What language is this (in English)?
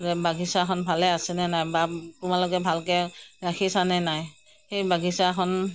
Assamese